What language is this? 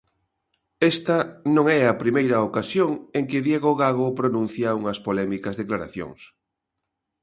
Galician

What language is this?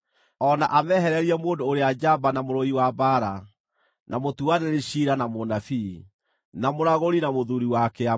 Kikuyu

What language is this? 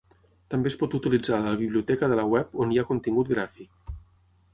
Catalan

